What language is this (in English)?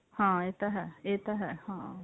Punjabi